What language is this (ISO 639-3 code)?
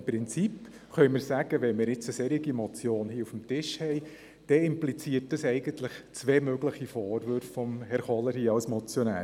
gsw